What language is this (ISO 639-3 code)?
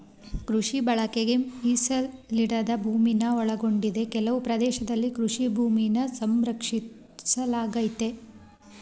kan